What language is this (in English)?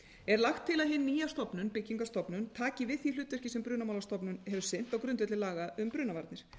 Icelandic